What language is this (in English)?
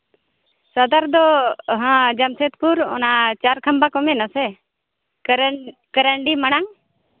Santali